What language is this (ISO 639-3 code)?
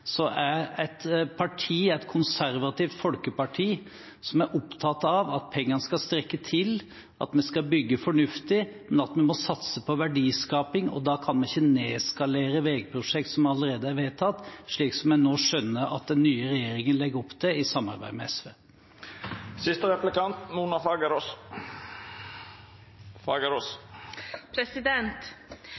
nob